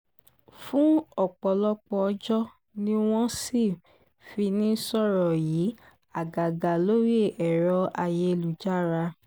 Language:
Yoruba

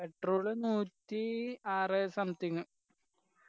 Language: Malayalam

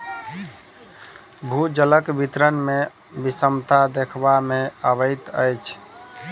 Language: Maithili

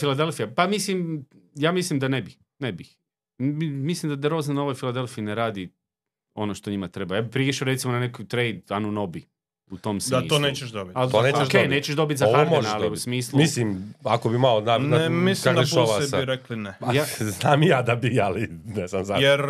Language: Croatian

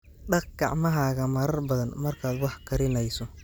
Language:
Somali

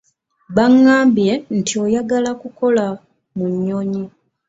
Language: Ganda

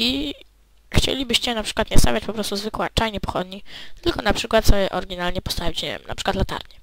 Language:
Polish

